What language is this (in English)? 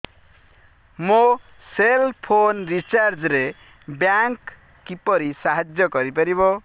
Odia